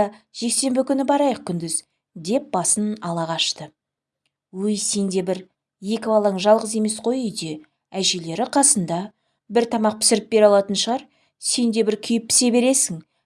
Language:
Turkish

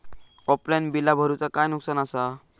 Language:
Marathi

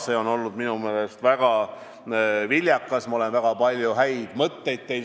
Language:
Estonian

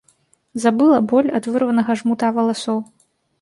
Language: Belarusian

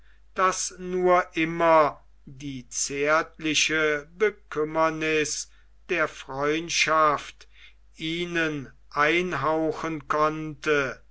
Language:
German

